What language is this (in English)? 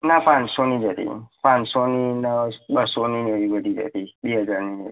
Gujarati